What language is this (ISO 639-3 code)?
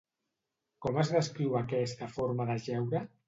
cat